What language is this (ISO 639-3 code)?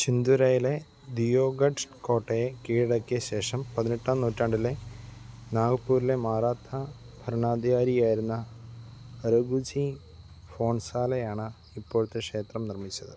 mal